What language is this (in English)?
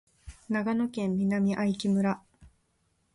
Japanese